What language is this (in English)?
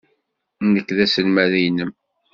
Kabyle